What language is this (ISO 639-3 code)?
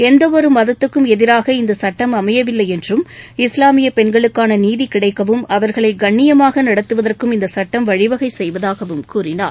tam